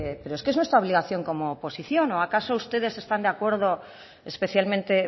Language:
Spanish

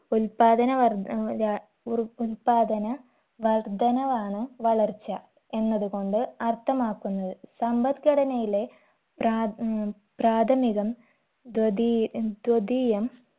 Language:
Malayalam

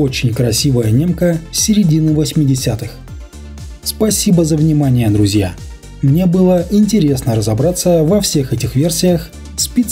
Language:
Russian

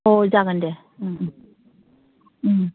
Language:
Bodo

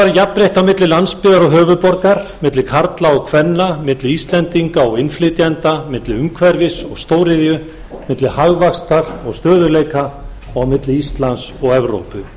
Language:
Icelandic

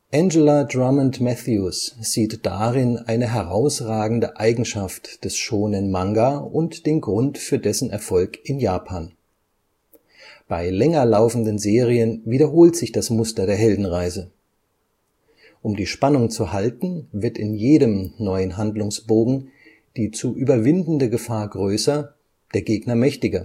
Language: German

